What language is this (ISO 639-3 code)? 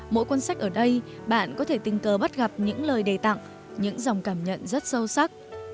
vie